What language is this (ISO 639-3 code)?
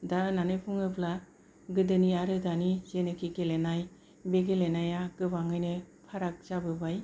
brx